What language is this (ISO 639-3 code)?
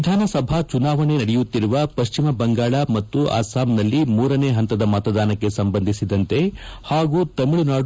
kan